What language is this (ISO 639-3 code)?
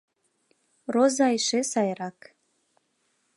chm